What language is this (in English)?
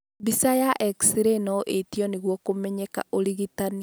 Kikuyu